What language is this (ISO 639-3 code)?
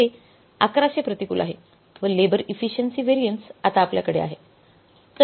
mar